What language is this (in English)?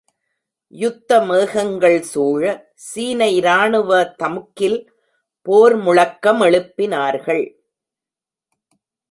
Tamil